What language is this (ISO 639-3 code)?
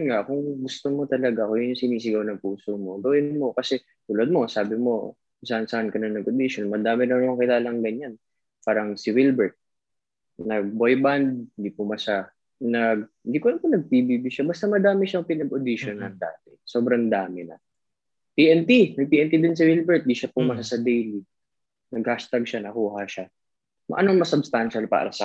fil